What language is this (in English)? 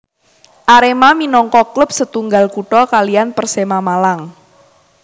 Javanese